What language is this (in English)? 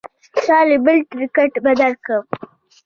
Pashto